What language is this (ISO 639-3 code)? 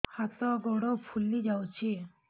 ori